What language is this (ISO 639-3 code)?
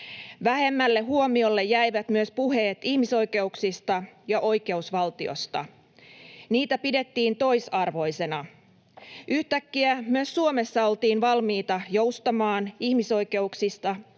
fin